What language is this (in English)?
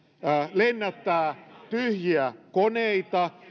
Finnish